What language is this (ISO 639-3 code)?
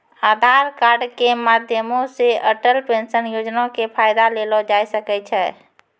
mai